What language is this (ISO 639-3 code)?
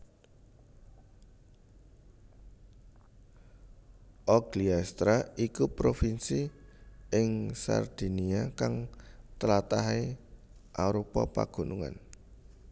jav